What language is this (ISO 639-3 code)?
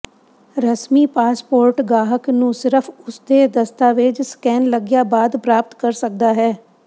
pan